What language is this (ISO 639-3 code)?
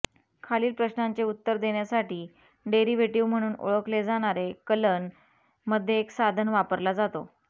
mar